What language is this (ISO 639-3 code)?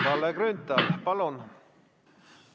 est